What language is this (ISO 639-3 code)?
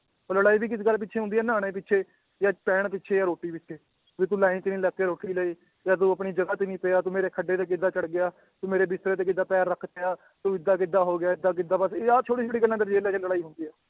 pan